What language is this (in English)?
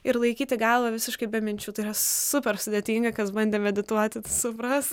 Lithuanian